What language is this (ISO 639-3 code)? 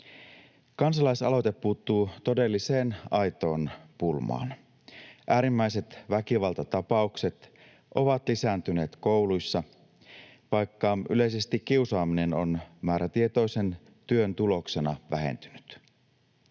fin